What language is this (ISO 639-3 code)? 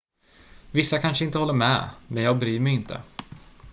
swe